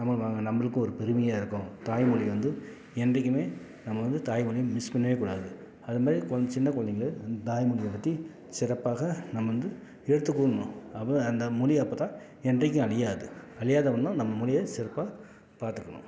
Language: Tamil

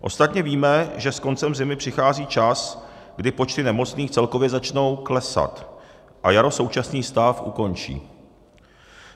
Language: Czech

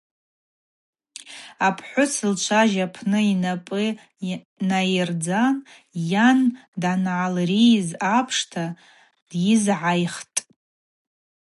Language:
Abaza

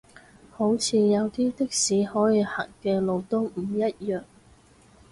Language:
Cantonese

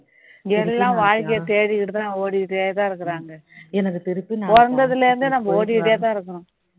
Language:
Tamil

